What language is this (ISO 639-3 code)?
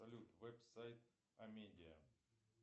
rus